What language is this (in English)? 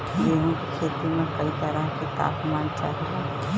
Bhojpuri